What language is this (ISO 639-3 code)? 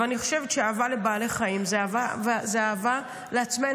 heb